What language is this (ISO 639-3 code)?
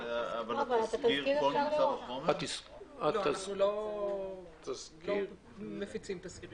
heb